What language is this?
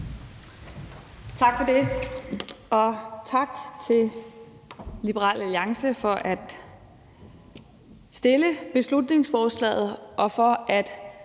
Danish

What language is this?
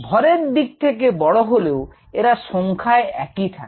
Bangla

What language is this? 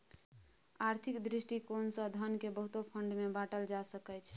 Maithili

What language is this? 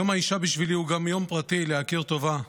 Hebrew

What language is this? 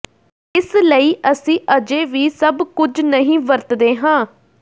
Punjabi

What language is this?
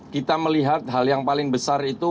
Indonesian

